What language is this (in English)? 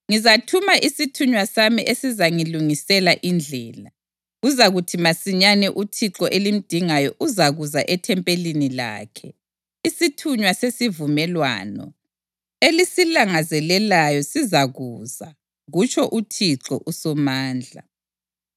North Ndebele